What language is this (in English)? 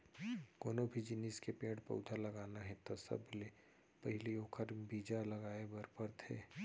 Chhattisgarhi